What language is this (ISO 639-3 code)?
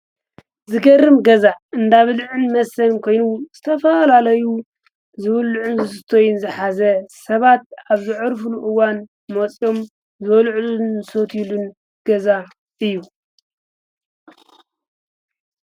tir